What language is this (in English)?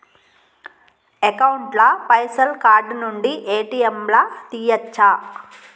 Telugu